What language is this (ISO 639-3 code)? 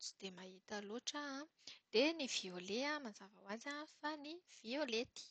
mlg